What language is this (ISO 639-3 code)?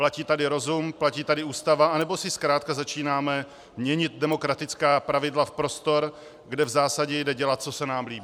ces